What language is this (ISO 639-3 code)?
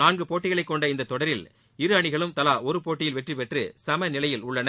tam